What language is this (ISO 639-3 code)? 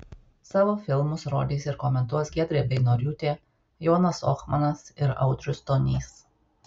lit